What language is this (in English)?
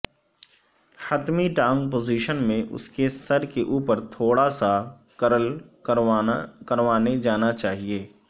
Urdu